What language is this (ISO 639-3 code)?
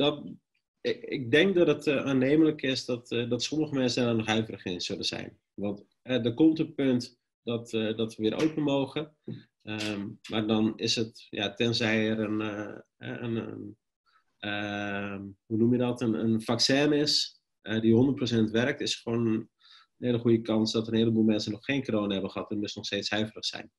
nld